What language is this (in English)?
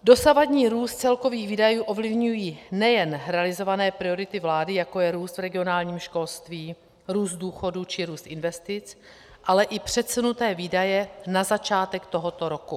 Czech